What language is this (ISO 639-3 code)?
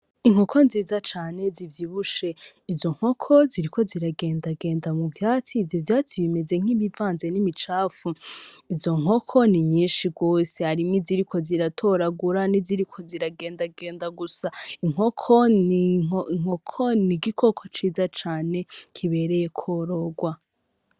run